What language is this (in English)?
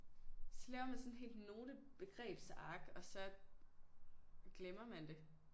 Danish